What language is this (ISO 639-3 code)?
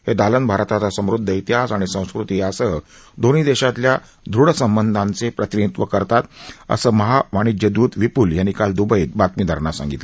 mar